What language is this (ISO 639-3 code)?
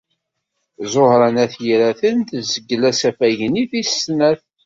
kab